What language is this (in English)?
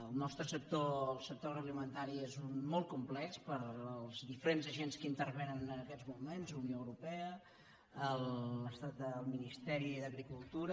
Catalan